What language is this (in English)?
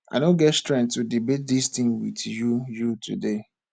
Nigerian Pidgin